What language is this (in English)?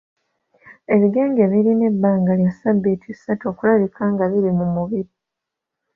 Ganda